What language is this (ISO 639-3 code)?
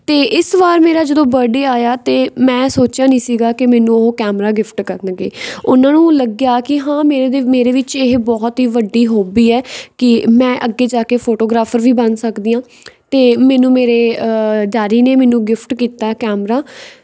pan